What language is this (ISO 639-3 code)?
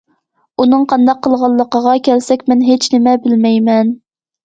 uig